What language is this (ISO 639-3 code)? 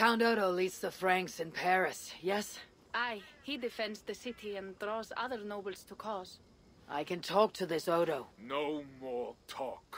deu